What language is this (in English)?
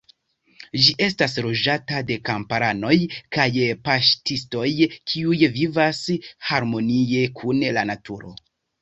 Esperanto